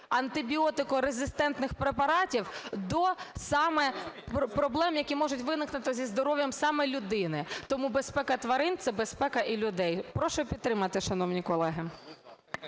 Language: Ukrainian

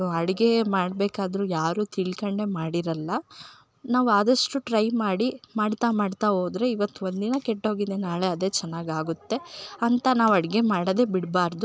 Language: Kannada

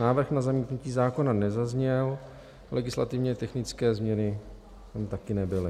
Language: Czech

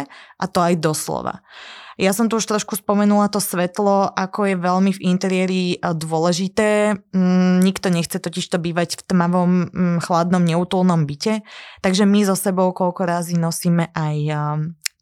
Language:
Slovak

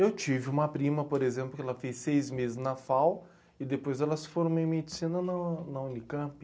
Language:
Portuguese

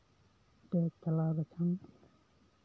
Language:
Santali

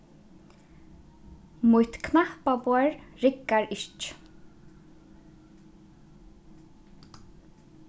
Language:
Faroese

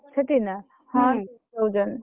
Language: Odia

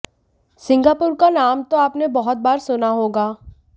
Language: Hindi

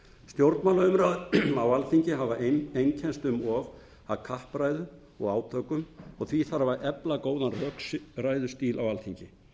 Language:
Icelandic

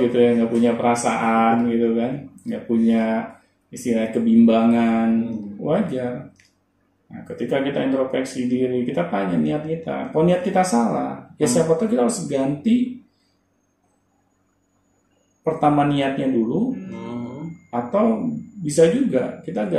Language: Indonesian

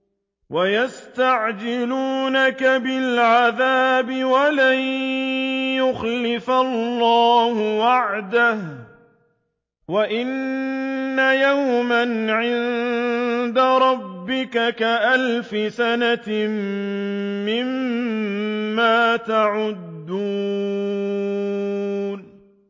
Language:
Arabic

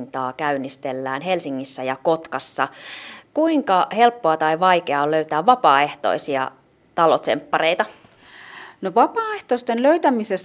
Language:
Finnish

